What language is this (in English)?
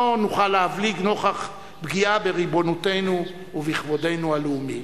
Hebrew